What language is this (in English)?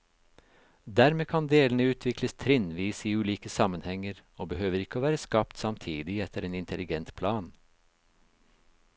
Norwegian